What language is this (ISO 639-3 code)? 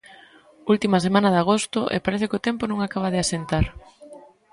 glg